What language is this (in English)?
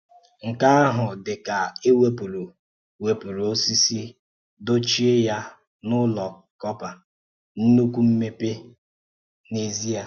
Igbo